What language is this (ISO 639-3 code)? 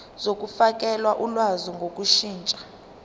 zul